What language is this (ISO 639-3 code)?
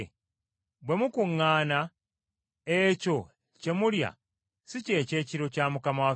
lug